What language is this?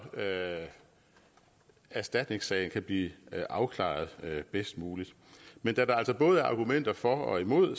Danish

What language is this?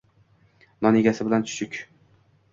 Uzbek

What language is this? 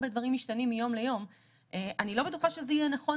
Hebrew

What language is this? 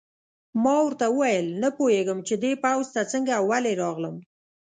Pashto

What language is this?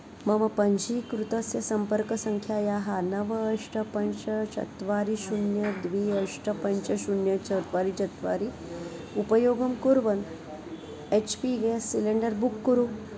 Sanskrit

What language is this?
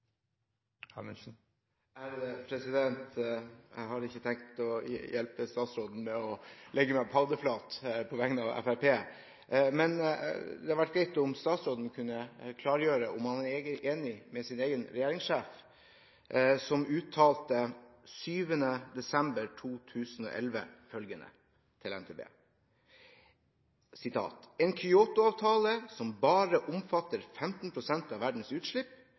Norwegian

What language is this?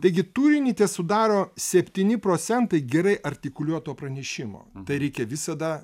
Lithuanian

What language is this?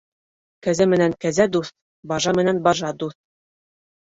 Bashkir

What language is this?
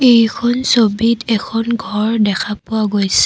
Assamese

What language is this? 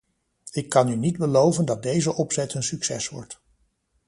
Dutch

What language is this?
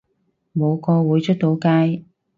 Cantonese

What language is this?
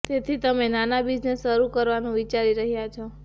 Gujarati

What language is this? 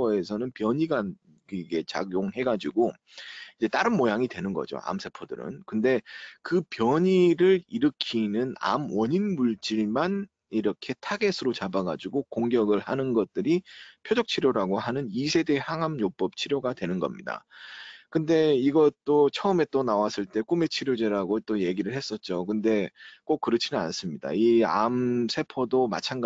Korean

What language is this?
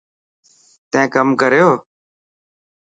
Dhatki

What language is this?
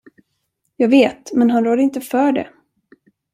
Swedish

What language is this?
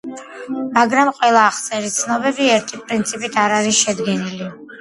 Georgian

